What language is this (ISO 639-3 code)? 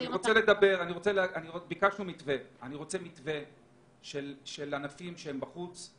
heb